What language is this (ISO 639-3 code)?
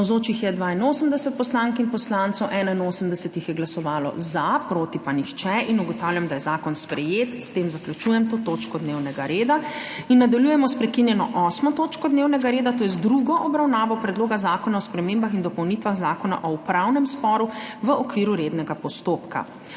slv